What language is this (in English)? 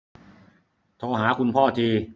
Thai